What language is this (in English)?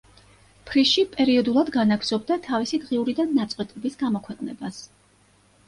Georgian